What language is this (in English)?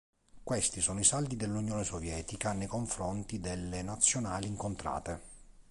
Italian